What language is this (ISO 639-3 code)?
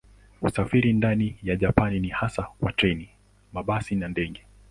swa